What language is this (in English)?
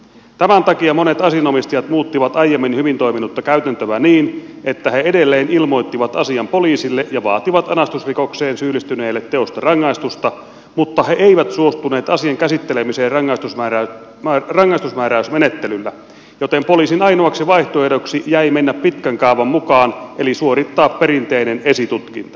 Finnish